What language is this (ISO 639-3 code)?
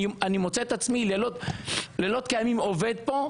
heb